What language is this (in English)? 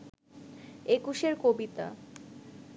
Bangla